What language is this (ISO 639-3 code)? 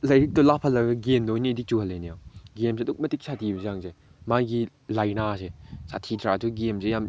mni